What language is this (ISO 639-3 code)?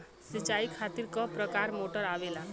bho